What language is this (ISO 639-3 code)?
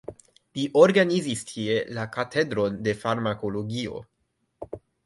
epo